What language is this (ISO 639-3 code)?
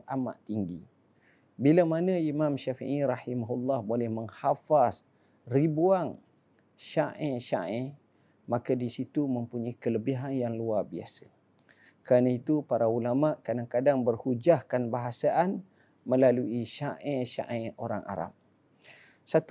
msa